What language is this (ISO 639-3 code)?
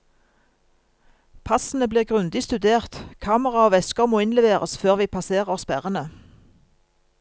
nor